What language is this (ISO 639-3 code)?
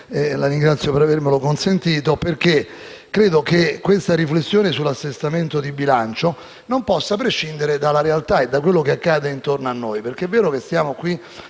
ita